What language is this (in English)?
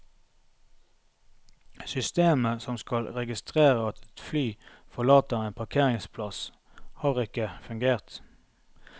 Norwegian